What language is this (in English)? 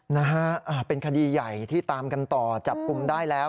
Thai